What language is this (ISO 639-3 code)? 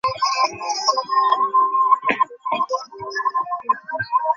ben